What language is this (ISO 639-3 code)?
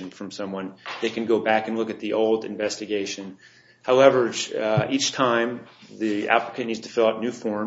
eng